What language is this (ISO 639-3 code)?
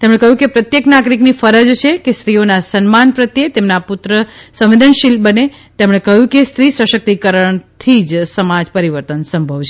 guj